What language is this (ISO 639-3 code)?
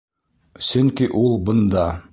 bak